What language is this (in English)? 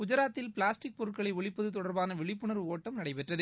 Tamil